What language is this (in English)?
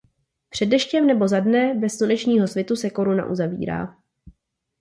Czech